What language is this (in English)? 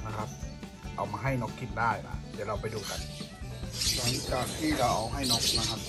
Thai